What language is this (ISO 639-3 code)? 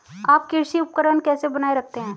hin